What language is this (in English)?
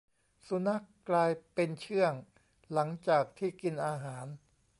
Thai